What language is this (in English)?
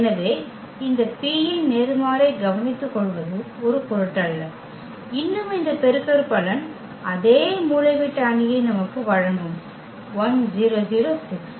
Tamil